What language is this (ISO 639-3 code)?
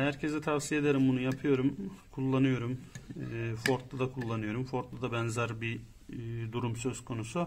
tur